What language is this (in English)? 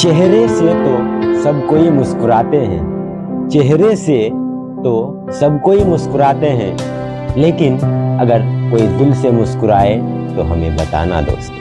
Hindi